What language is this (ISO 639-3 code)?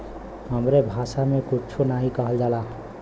bho